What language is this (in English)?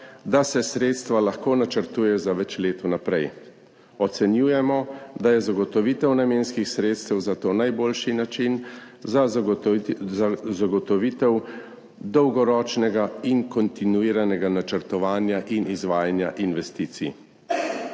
Slovenian